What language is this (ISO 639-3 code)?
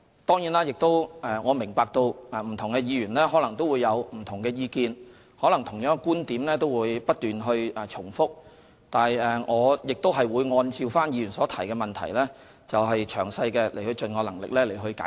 yue